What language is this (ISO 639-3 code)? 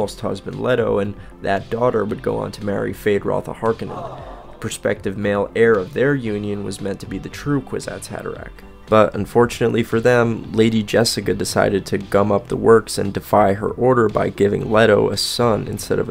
eng